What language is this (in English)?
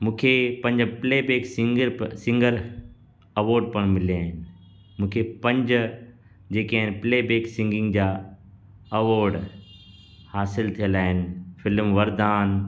Sindhi